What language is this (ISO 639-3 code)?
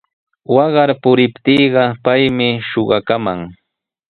qws